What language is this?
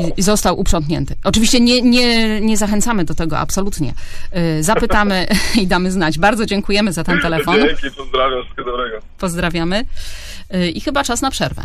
Polish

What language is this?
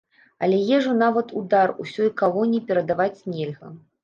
Belarusian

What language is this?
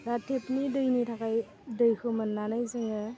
Bodo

